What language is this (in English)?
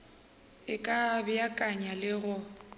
Northern Sotho